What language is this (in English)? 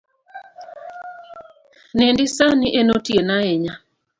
Luo (Kenya and Tanzania)